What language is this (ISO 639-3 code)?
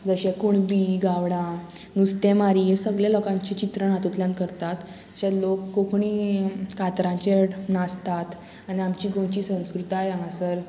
kok